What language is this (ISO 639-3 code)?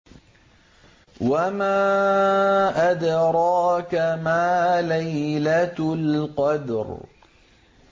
ara